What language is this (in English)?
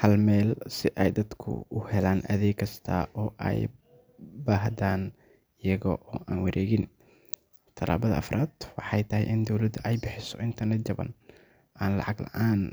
Somali